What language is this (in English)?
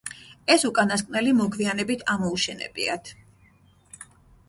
Georgian